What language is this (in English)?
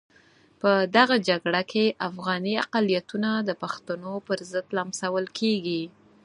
Pashto